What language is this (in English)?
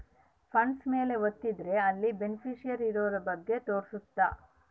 Kannada